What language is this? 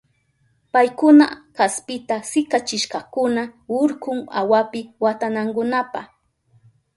Southern Pastaza Quechua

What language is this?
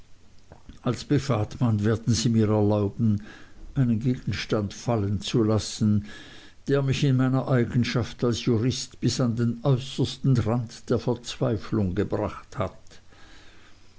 German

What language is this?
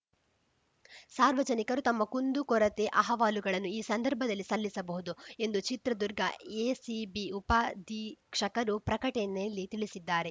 Kannada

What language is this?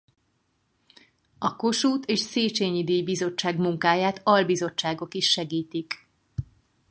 Hungarian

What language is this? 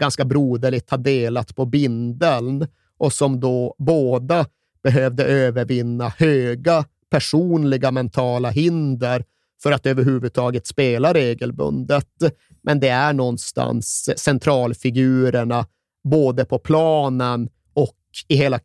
Swedish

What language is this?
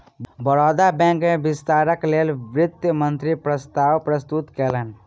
Maithili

